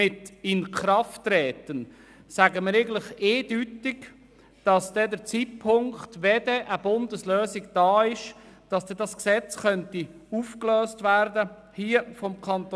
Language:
Swiss German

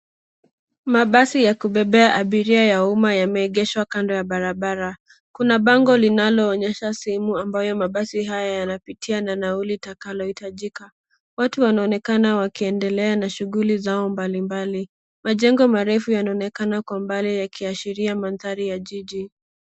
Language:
Swahili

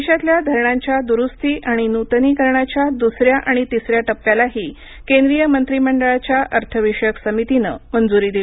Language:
Marathi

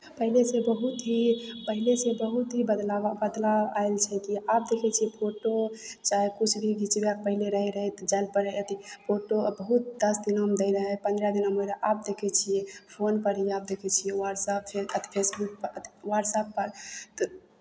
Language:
Maithili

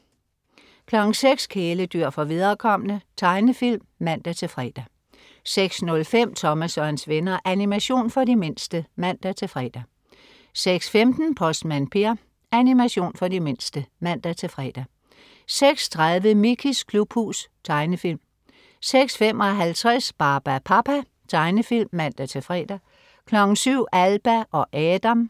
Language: Danish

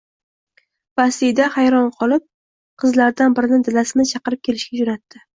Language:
Uzbek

